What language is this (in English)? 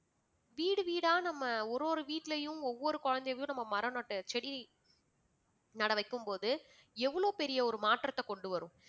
Tamil